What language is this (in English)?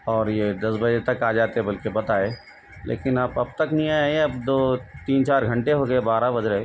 Urdu